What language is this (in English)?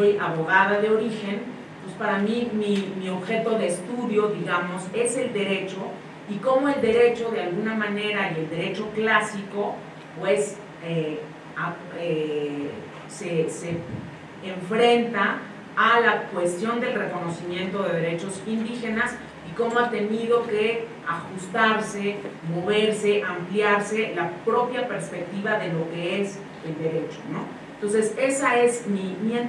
Spanish